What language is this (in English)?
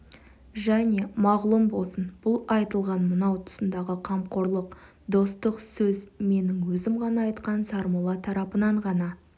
Kazakh